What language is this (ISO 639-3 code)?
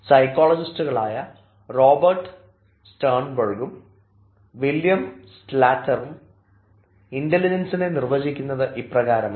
mal